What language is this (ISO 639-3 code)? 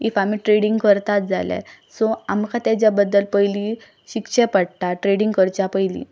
kok